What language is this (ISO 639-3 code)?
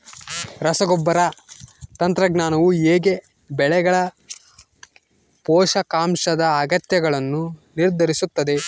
kan